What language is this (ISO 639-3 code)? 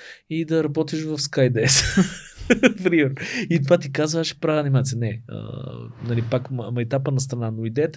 bul